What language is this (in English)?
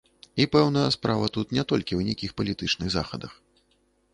Belarusian